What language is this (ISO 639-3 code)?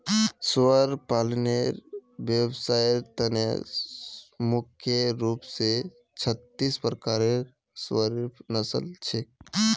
mag